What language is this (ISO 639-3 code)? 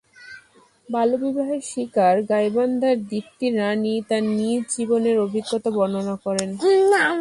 ben